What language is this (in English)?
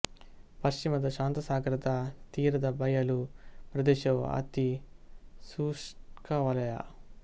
Kannada